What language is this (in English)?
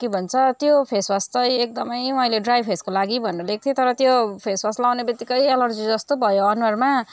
Nepali